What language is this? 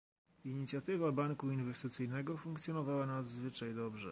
Polish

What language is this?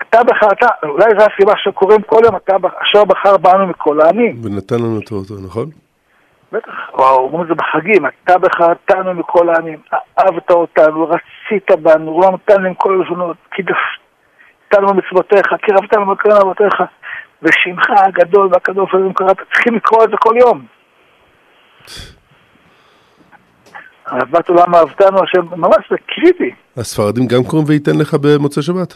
Hebrew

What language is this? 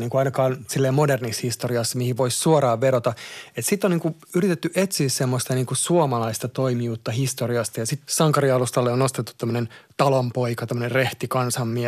Finnish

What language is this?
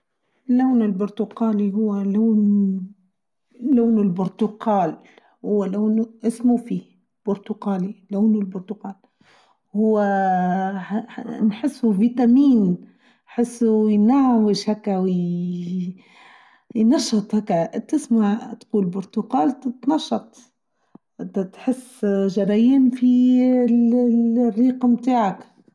Tunisian Arabic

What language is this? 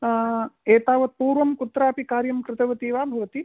Sanskrit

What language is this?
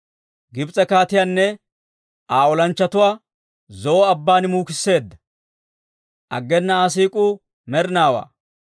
Dawro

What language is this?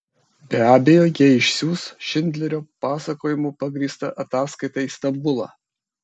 Lithuanian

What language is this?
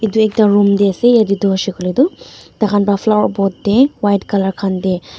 Naga Pidgin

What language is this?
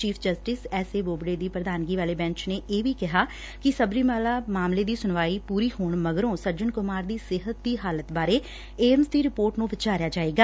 Punjabi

